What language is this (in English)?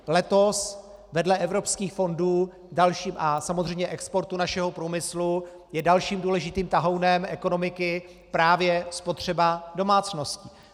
Czech